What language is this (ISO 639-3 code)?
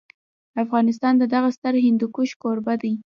pus